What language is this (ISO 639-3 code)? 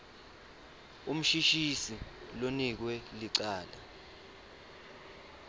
ssw